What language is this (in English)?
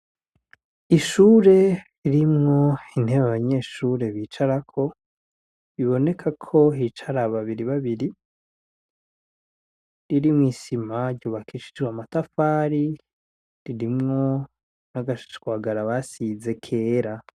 Rundi